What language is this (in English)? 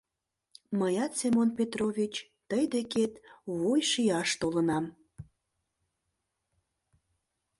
Mari